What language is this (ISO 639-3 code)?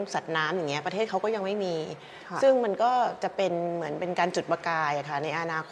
tha